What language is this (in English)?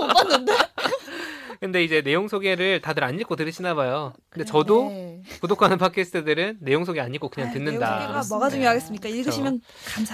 Korean